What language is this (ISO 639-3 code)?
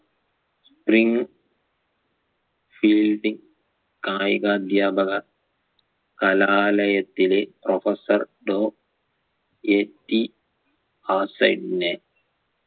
mal